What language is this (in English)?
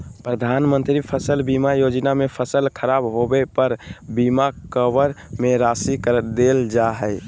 Magahi